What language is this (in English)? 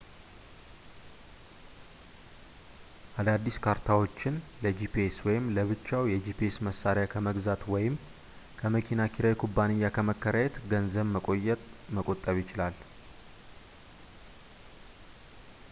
Amharic